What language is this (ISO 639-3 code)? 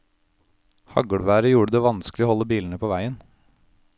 nor